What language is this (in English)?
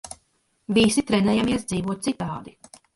Latvian